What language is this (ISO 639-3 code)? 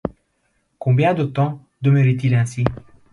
fra